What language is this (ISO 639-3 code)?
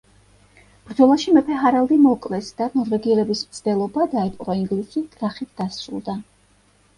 kat